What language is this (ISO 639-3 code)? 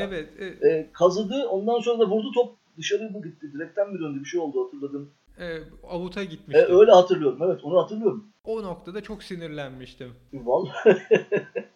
tur